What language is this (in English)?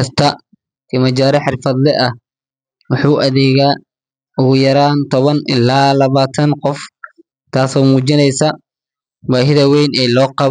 Somali